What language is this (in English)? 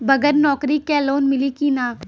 Bhojpuri